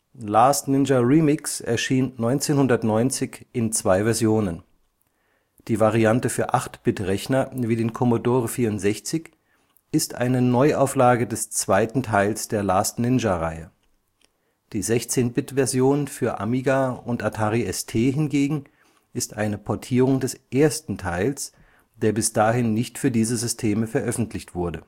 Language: German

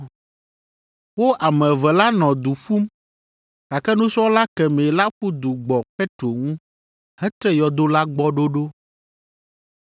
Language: Ewe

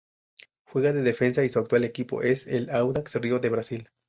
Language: Spanish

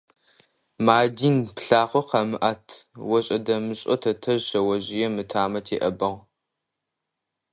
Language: Adyghe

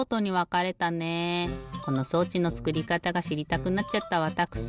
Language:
Japanese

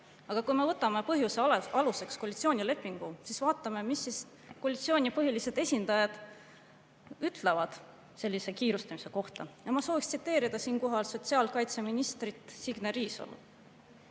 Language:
Estonian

